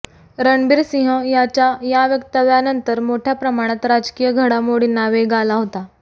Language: Marathi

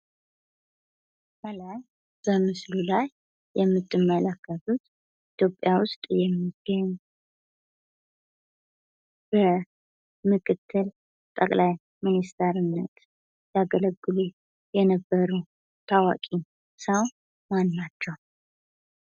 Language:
Amharic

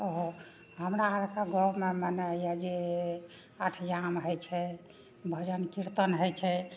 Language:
Maithili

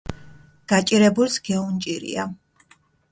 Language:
Mingrelian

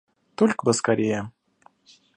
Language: Russian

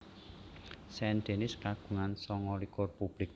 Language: Javanese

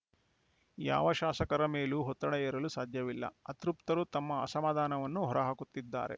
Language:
Kannada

